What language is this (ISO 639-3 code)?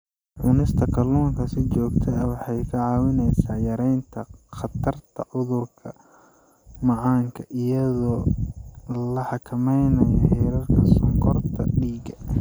som